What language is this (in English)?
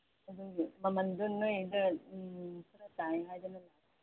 Manipuri